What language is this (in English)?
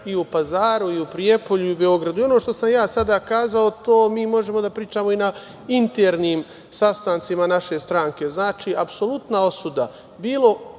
Serbian